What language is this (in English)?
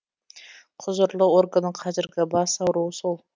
Kazakh